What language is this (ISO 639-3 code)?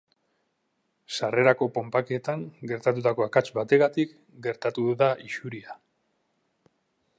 eus